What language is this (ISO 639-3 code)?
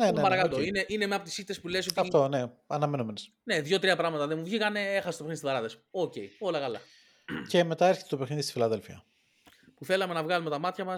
ell